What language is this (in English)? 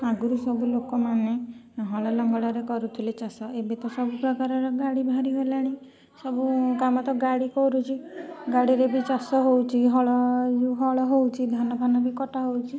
Odia